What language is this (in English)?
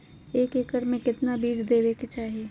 Magahi